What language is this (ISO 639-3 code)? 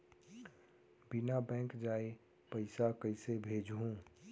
hne